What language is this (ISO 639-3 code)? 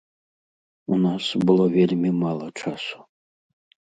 bel